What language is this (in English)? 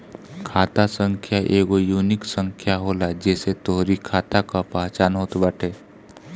Bhojpuri